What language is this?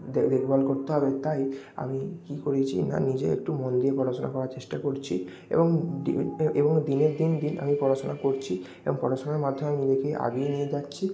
Bangla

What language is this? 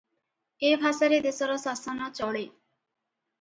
Odia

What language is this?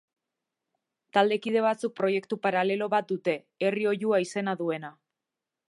Basque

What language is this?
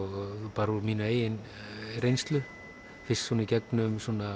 Icelandic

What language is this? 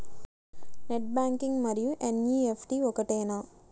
Telugu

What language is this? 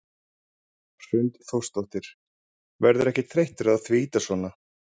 Icelandic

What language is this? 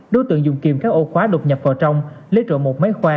Vietnamese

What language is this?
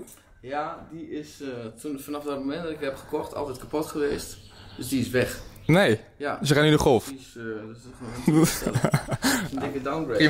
Dutch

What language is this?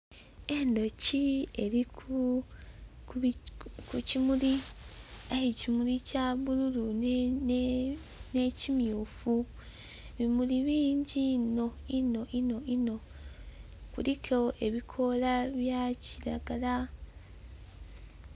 Soga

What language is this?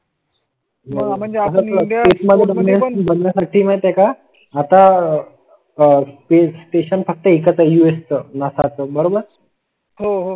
Marathi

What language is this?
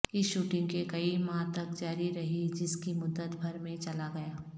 Urdu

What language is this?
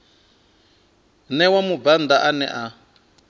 Venda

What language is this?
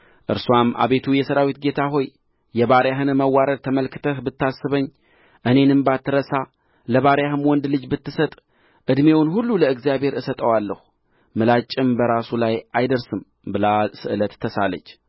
Amharic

